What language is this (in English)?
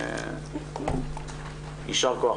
Hebrew